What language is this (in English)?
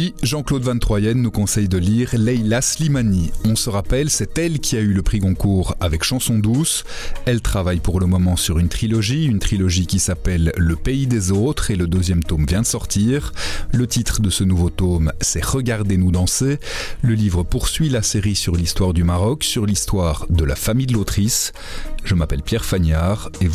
French